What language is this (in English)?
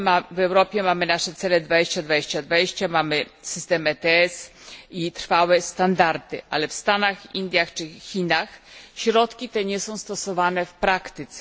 Polish